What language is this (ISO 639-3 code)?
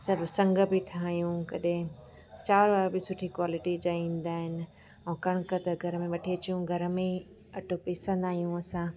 snd